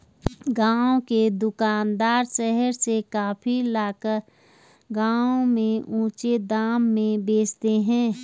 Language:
Hindi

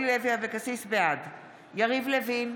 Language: Hebrew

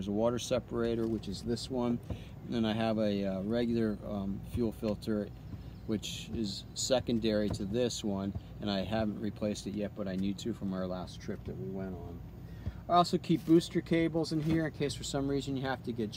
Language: English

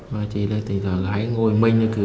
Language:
Vietnamese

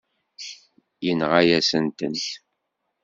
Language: Kabyle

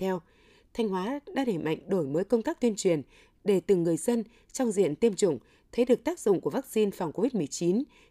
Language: Vietnamese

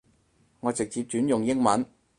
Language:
Cantonese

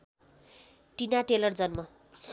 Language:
Nepali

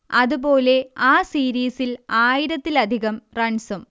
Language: Malayalam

